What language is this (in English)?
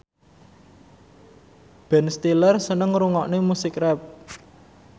Javanese